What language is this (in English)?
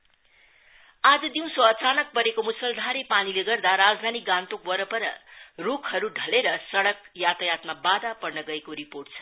Nepali